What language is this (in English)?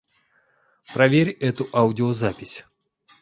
Russian